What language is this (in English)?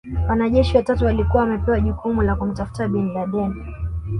Swahili